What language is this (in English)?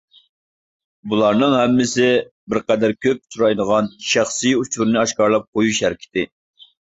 Uyghur